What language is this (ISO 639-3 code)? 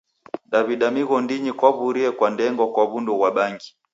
dav